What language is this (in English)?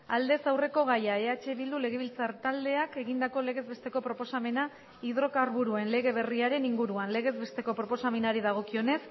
Basque